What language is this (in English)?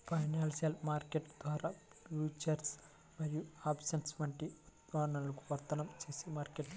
Telugu